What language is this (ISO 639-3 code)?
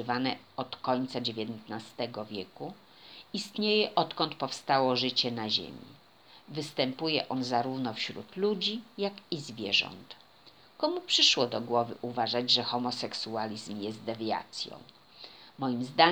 pol